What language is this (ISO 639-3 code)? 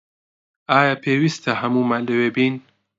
ckb